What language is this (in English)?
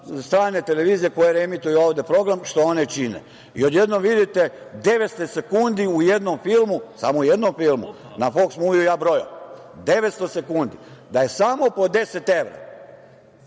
Serbian